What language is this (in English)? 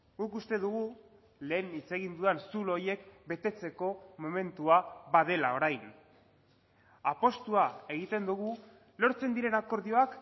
Basque